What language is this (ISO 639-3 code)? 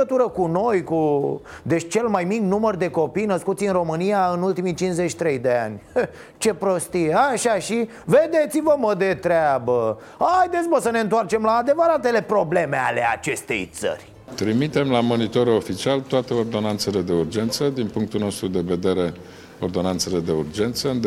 ron